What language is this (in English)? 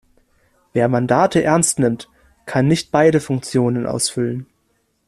German